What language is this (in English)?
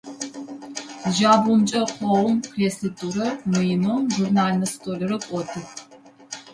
Adyghe